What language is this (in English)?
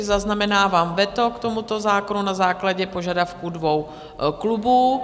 Czech